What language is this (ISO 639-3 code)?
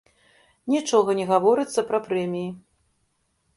bel